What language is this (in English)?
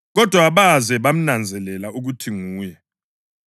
North Ndebele